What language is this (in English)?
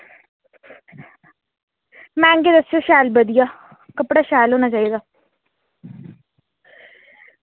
Dogri